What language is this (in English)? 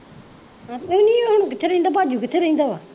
Punjabi